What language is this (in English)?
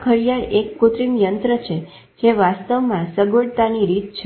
Gujarati